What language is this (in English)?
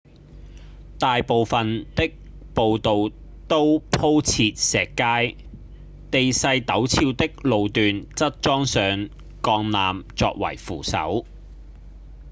Cantonese